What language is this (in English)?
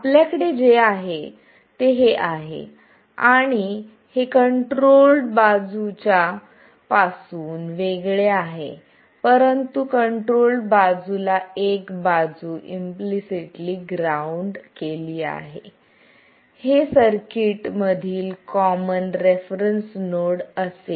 Marathi